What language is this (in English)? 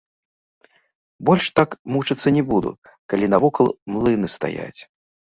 Belarusian